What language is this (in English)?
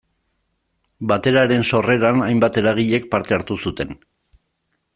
Basque